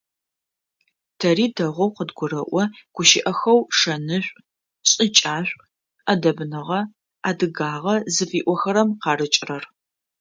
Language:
Adyghe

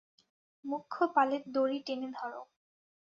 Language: Bangla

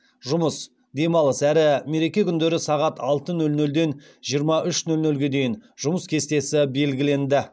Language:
Kazakh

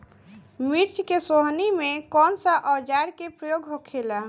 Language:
Bhojpuri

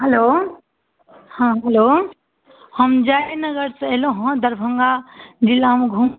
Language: Maithili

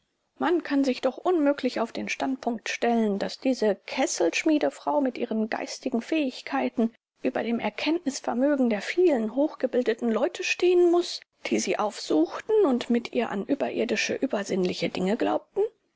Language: German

